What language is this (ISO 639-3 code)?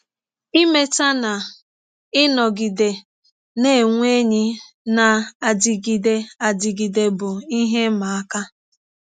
ibo